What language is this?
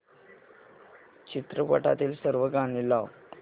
Marathi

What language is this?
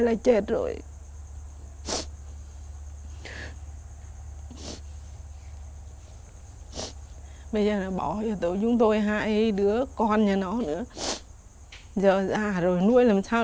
Vietnamese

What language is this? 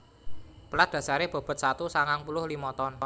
Javanese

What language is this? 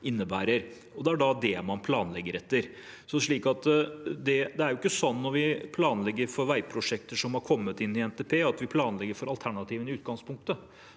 Norwegian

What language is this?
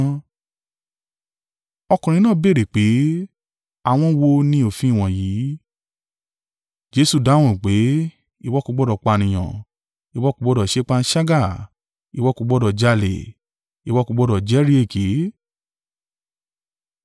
Yoruba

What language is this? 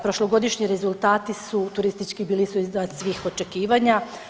Croatian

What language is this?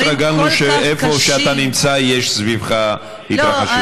Hebrew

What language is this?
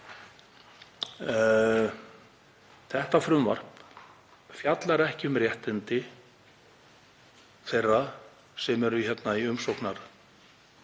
Icelandic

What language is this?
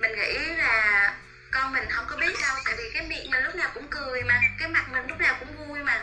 Vietnamese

